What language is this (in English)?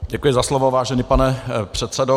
Czech